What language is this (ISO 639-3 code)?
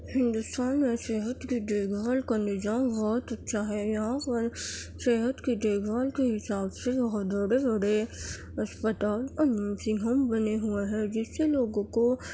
urd